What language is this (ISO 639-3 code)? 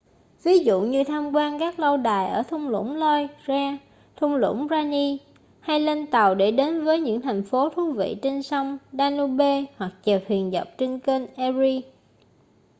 vie